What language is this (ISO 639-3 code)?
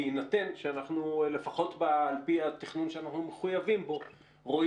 heb